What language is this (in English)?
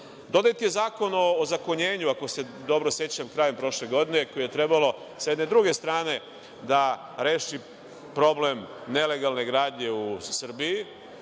Serbian